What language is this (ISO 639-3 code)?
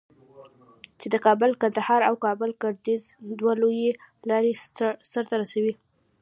pus